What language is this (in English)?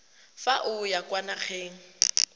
Tswana